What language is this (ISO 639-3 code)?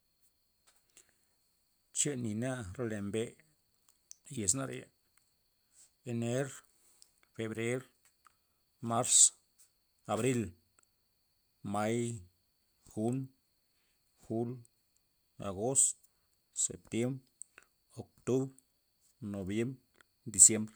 ztp